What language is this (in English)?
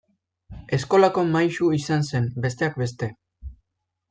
Basque